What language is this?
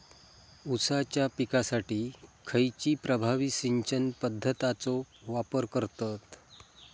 Marathi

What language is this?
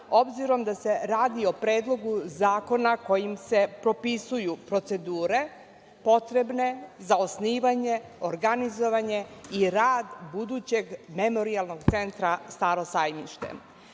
Serbian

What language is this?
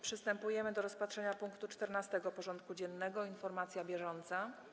Polish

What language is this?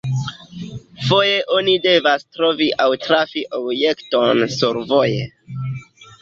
Esperanto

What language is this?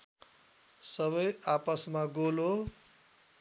Nepali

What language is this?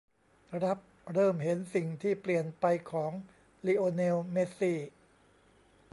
Thai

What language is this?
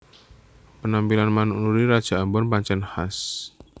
Javanese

